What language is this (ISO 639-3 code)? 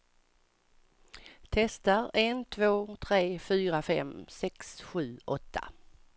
swe